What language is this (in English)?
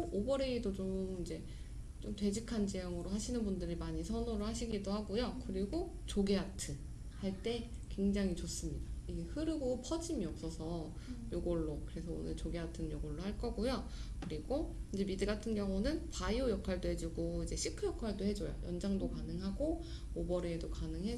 Korean